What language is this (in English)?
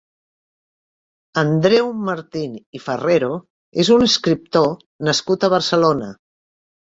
Catalan